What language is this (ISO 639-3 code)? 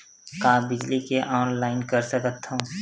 hne